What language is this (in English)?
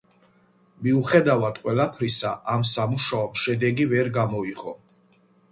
Georgian